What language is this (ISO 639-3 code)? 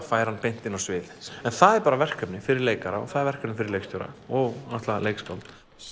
isl